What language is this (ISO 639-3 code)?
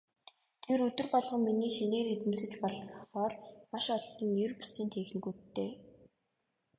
mon